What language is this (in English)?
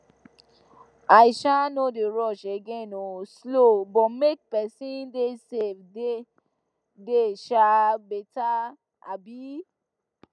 Nigerian Pidgin